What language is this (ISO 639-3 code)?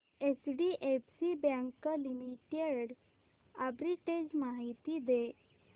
mar